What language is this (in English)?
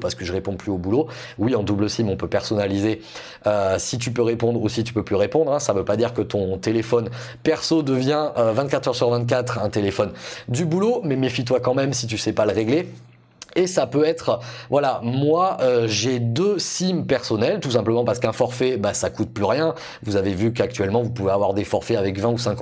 French